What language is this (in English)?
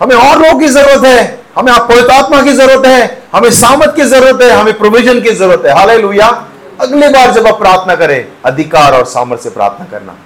Hindi